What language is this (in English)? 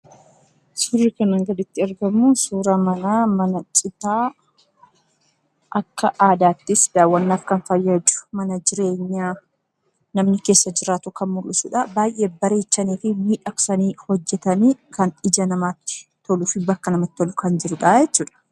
Oromo